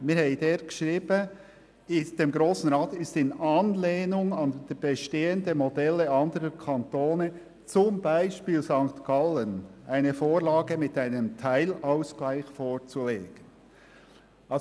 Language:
Swiss German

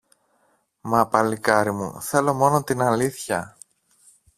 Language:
Greek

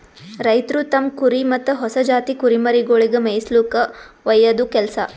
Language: Kannada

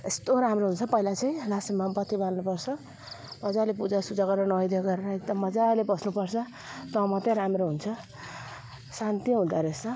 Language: Nepali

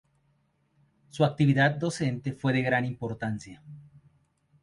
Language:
Spanish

